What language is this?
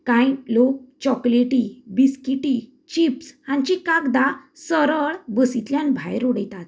Konkani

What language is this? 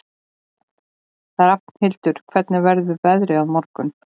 Icelandic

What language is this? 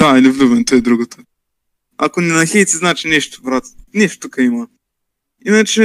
Bulgarian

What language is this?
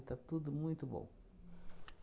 Portuguese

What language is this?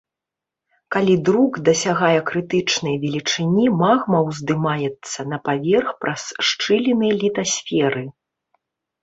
Belarusian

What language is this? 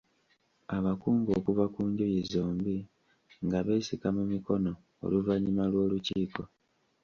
Ganda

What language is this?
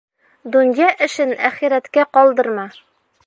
Bashkir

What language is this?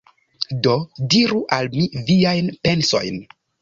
Esperanto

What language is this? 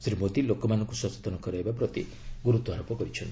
Odia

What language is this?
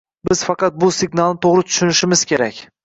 Uzbek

